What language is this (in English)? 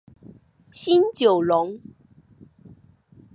Chinese